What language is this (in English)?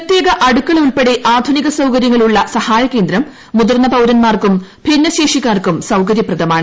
Malayalam